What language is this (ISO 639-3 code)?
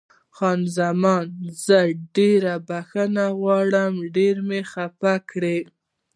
pus